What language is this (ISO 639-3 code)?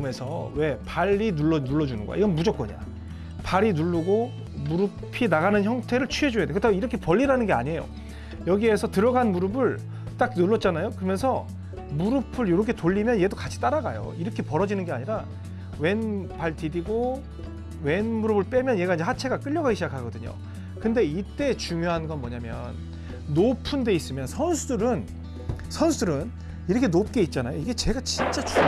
kor